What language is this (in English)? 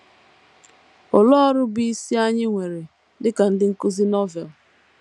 Igbo